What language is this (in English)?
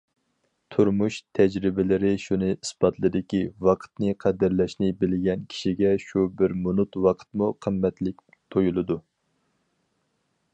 Uyghur